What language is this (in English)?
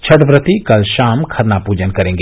Hindi